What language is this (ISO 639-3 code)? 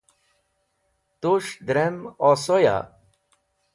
wbl